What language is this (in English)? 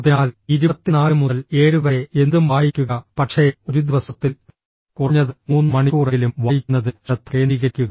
Malayalam